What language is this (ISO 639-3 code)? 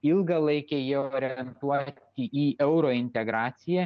lit